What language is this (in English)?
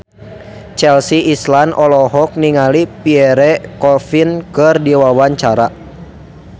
Sundanese